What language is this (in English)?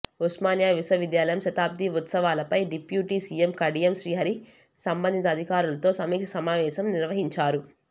Telugu